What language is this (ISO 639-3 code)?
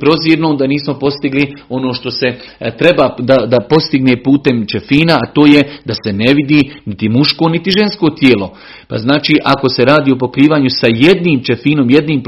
hrv